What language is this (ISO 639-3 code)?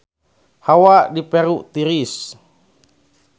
sun